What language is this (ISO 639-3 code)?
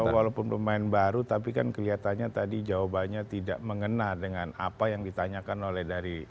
ind